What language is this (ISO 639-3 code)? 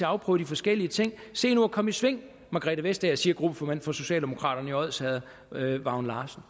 dan